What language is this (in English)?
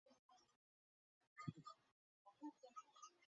Chinese